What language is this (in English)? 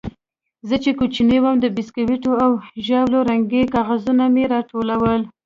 Pashto